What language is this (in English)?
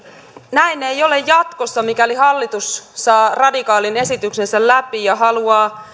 Finnish